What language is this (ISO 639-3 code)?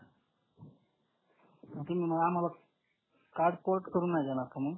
mar